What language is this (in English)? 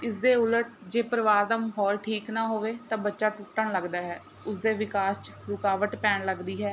Punjabi